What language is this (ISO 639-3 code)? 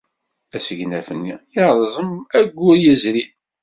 kab